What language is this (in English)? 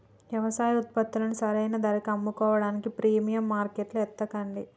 Telugu